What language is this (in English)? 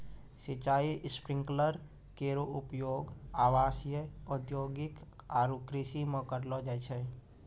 Maithili